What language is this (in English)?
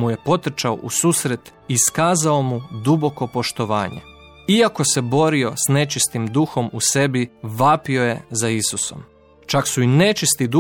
Croatian